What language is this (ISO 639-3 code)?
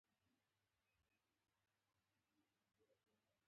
pus